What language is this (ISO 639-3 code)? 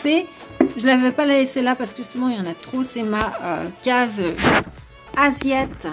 fra